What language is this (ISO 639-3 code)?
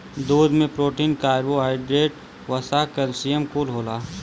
bho